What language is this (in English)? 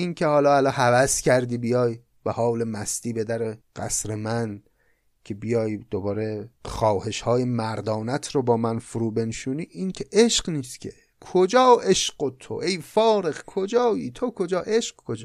Persian